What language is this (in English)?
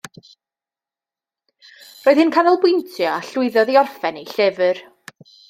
Welsh